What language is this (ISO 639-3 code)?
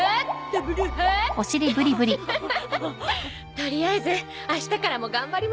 jpn